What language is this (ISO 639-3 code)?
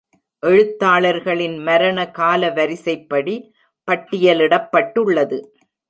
tam